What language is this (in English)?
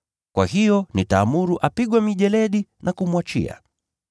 Swahili